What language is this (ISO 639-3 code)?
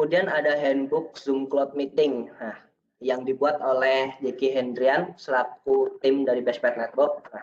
ind